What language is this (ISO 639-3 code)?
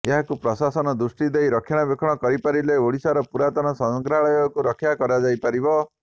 ori